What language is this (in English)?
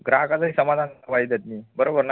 Marathi